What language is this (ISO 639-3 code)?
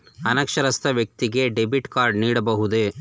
kan